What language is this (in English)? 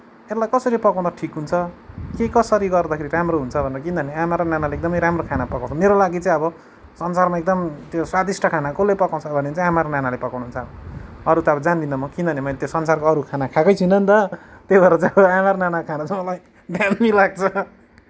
Nepali